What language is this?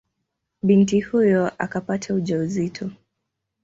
Swahili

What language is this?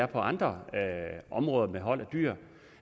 Danish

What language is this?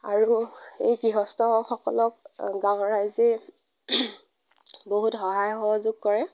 Assamese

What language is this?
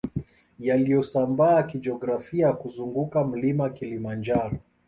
Swahili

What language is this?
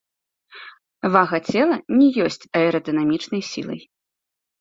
Belarusian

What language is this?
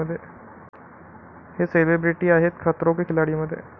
Marathi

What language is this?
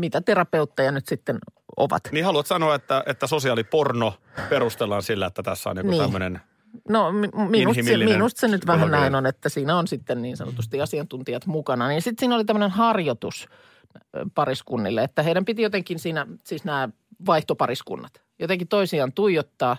Finnish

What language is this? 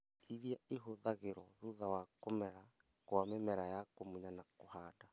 Kikuyu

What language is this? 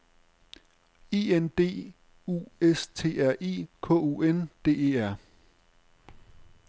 Danish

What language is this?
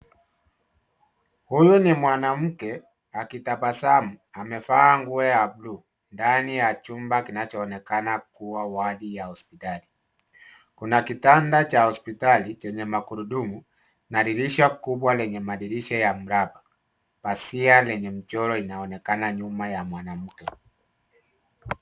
Swahili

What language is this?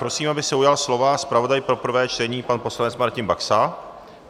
Czech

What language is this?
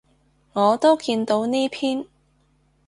Cantonese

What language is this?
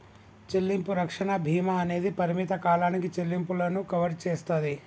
Telugu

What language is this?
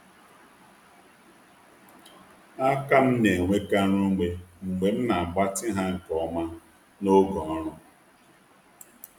Igbo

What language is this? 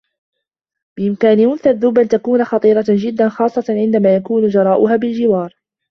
Arabic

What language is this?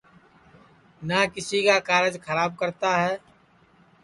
Sansi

